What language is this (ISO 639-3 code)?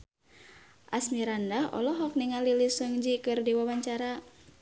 sun